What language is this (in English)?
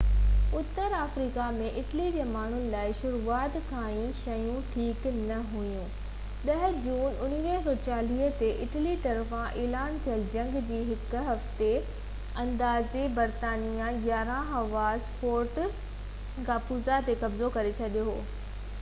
Sindhi